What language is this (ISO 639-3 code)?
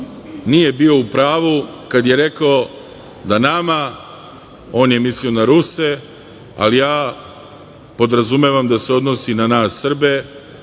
srp